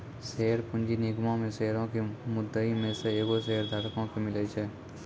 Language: Maithili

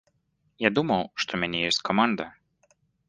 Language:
Belarusian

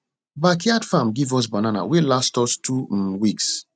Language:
Nigerian Pidgin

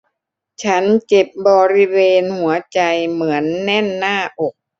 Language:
Thai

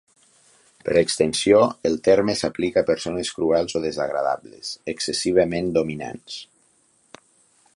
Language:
Catalan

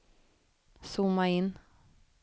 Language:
Swedish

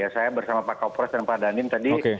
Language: Indonesian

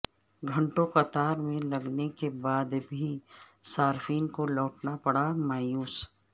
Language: Urdu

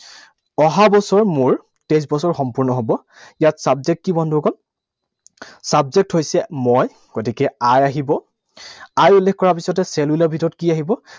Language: Assamese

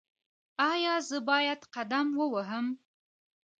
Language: Pashto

